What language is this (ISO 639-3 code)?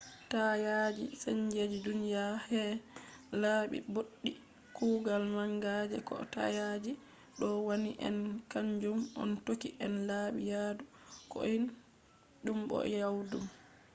ful